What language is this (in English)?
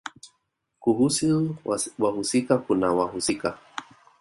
Swahili